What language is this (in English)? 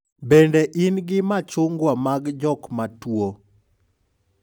Luo (Kenya and Tanzania)